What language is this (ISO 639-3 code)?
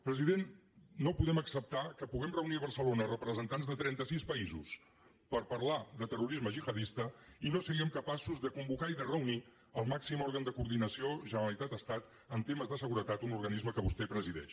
cat